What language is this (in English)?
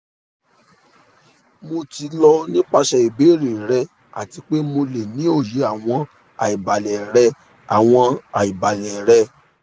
Yoruba